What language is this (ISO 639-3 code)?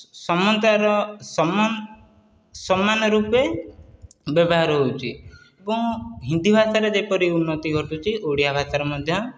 ori